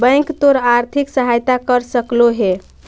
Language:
Magahi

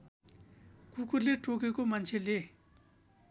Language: Nepali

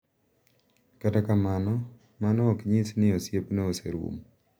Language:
Luo (Kenya and Tanzania)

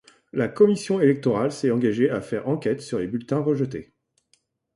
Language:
French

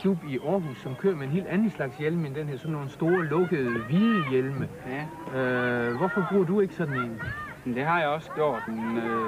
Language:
Danish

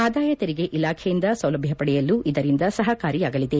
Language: Kannada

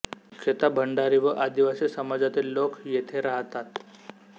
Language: Marathi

